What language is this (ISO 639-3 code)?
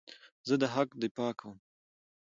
pus